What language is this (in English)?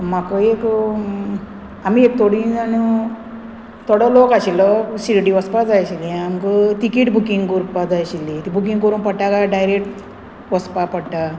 Konkani